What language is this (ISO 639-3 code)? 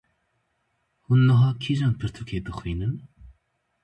kur